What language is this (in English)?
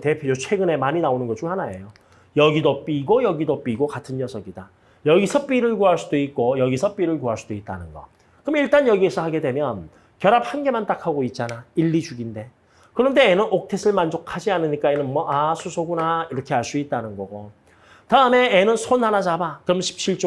Korean